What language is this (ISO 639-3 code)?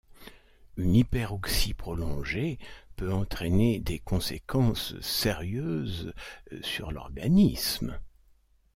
fra